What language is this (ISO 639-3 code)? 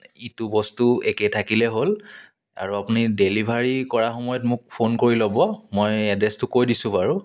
asm